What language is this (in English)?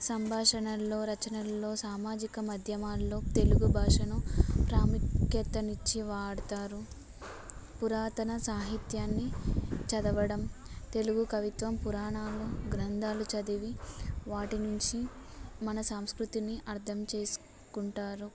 Telugu